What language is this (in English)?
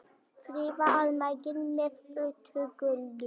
Icelandic